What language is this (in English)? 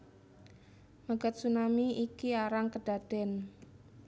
Javanese